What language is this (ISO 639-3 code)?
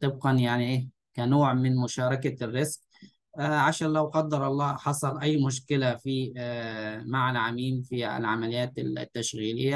ara